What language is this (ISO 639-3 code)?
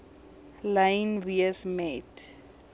afr